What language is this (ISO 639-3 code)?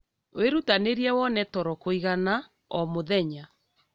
kik